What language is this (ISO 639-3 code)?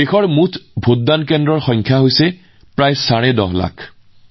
asm